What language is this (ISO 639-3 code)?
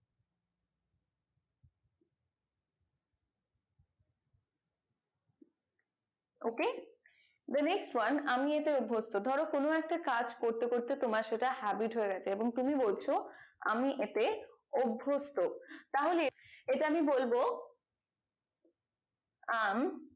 ben